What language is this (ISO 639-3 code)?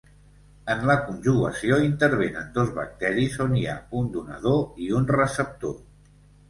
cat